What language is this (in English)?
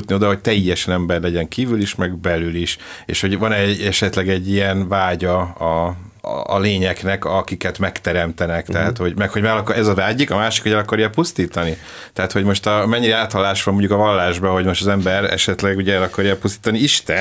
Hungarian